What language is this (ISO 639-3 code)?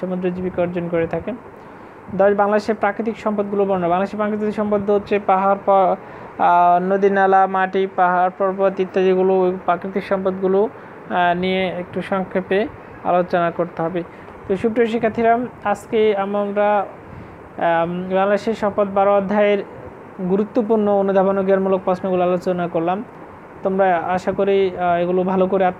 ron